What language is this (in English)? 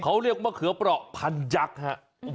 Thai